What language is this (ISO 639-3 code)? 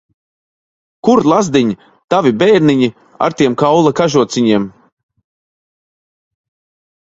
lav